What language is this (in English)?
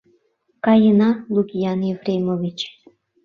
Mari